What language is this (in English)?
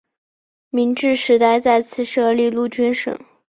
Chinese